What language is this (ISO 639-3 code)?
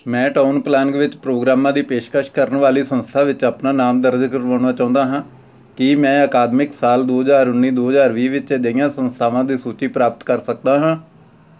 pan